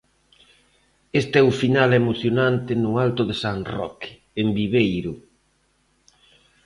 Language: Galician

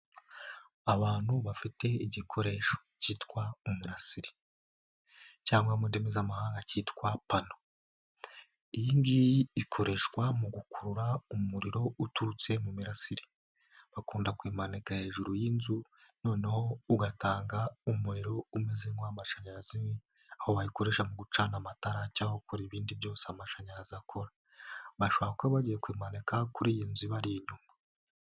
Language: Kinyarwanda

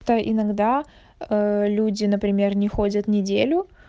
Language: Russian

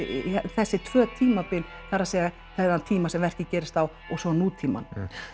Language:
Icelandic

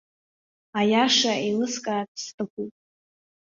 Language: Abkhazian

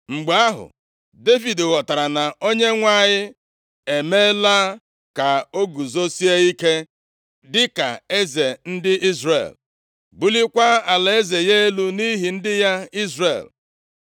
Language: Igbo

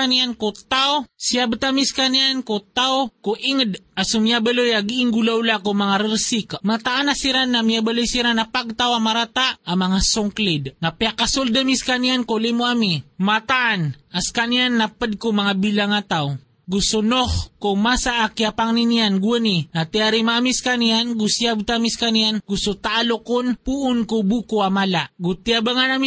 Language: Filipino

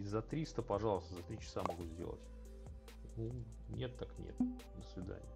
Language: Russian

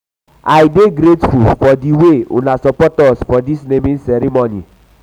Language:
Nigerian Pidgin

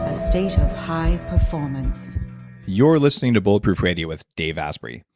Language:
English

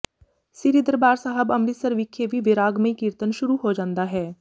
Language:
Punjabi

